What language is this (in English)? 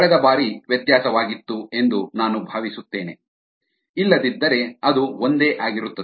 Kannada